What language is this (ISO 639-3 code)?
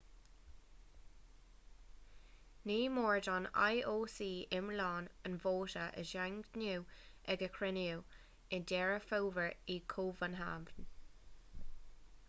gle